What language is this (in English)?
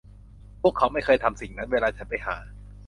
Thai